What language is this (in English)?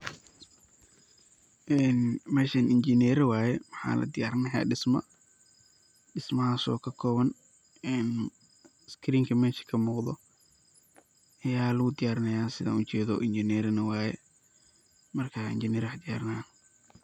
Somali